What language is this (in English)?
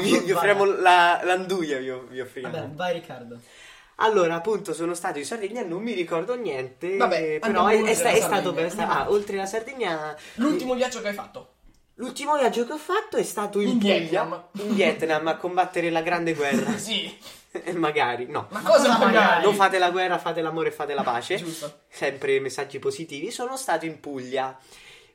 Italian